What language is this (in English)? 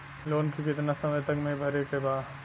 Bhojpuri